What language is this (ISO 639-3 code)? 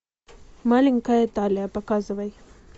rus